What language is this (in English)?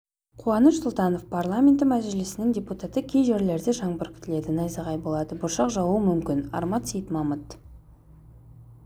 Kazakh